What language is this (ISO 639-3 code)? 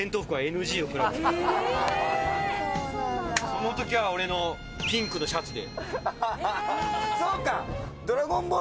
jpn